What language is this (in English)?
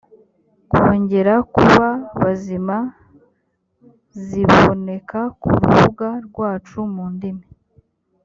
Kinyarwanda